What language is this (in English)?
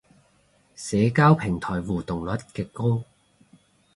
Cantonese